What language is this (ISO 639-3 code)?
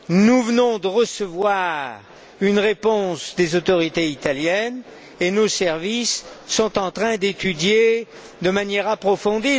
fra